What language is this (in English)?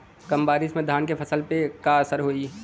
Bhojpuri